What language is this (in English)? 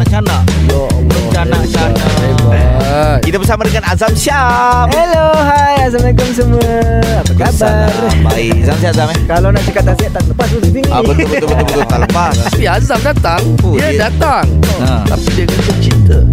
Malay